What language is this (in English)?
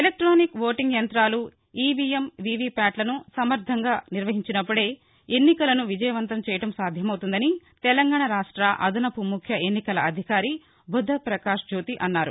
Telugu